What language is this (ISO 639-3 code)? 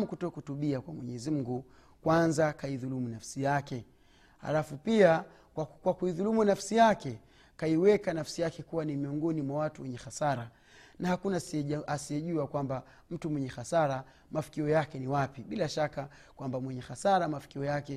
swa